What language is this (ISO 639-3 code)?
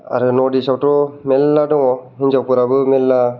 brx